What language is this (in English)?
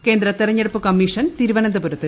Malayalam